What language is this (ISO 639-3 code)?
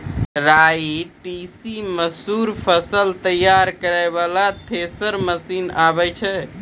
mai